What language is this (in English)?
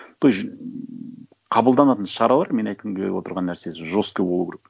Kazakh